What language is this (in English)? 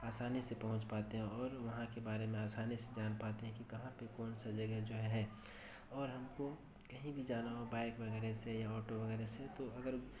Urdu